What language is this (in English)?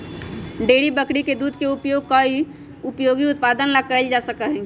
Magahi